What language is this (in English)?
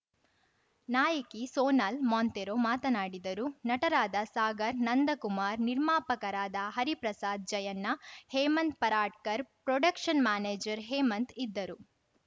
Kannada